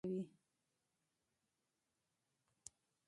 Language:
Pashto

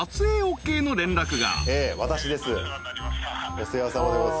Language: Japanese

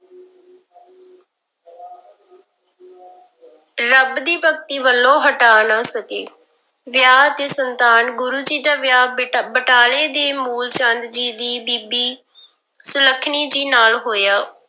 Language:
Punjabi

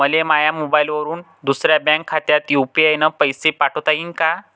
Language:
Marathi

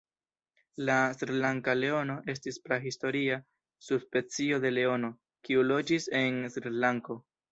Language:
Esperanto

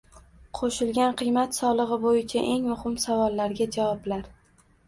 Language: Uzbek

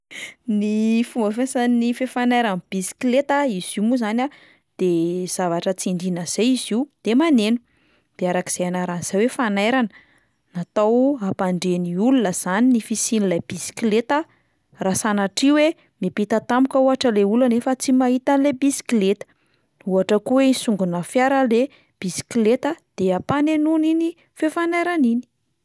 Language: Malagasy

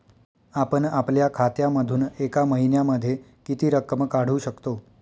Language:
Marathi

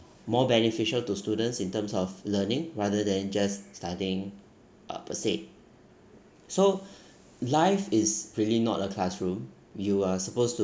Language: English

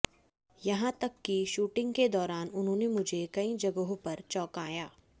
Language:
Hindi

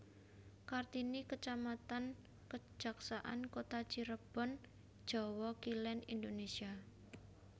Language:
Javanese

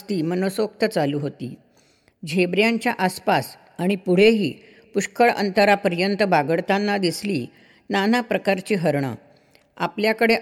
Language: Marathi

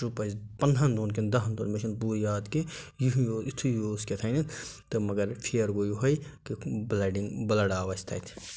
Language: Kashmiri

